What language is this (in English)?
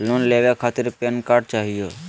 Magahi